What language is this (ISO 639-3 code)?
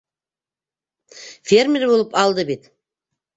bak